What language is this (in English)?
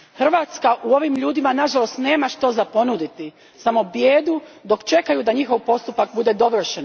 Croatian